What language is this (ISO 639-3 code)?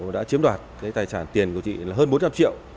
vie